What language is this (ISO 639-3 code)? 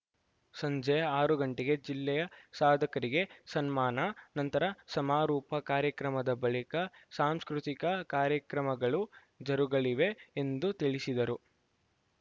kan